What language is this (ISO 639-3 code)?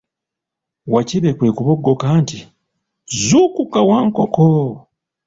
lug